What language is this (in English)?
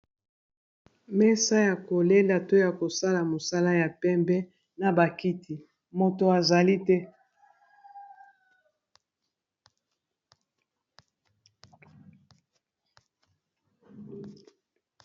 Lingala